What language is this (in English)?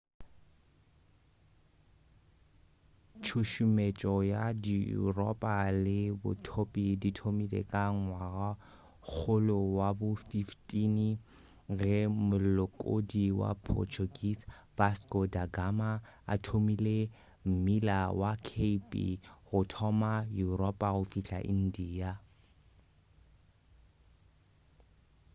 Northern Sotho